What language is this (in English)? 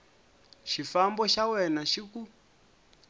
Tsonga